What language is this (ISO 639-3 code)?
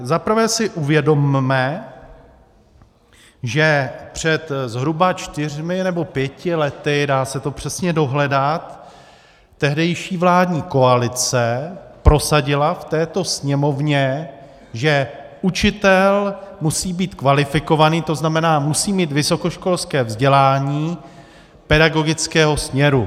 ces